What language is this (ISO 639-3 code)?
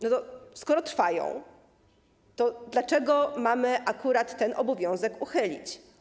pol